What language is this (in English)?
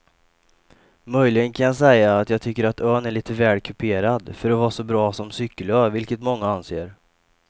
Swedish